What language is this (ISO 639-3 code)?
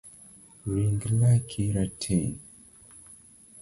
luo